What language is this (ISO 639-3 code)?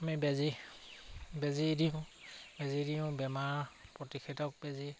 asm